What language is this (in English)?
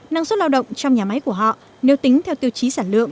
Vietnamese